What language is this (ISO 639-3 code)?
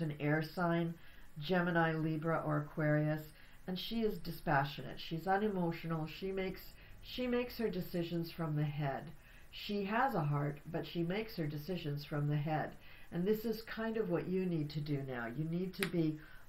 eng